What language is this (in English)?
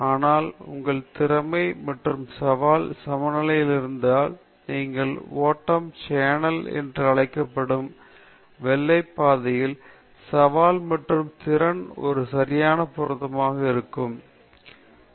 Tamil